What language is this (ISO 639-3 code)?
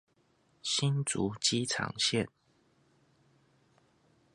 zho